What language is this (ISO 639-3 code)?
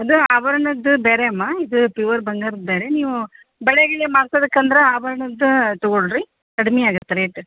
kan